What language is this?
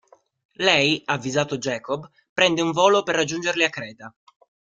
Italian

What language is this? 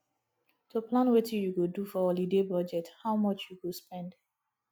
Nigerian Pidgin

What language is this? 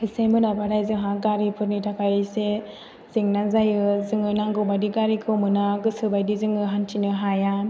Bodo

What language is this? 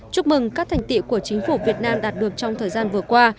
Vietnamese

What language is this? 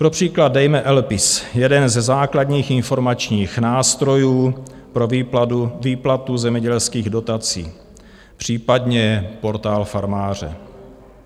Czech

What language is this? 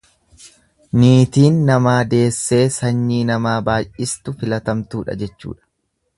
Oromo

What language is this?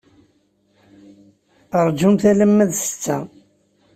Kabyle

